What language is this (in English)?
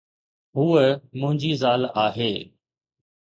Sindhi